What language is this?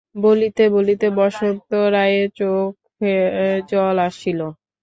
Bangla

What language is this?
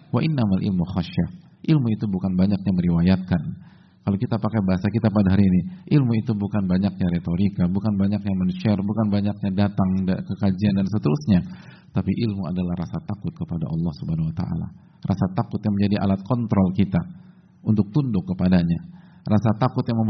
Indonesian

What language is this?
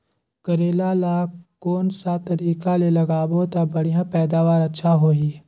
Chhattisgarhi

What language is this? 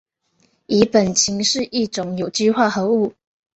Chinese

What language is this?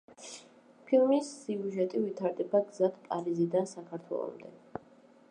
Georgian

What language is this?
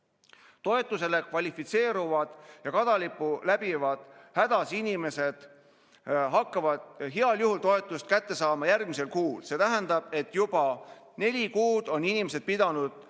Estonian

